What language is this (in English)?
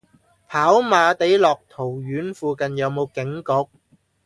Cantonese